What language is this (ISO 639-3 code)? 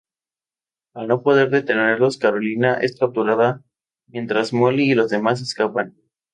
spa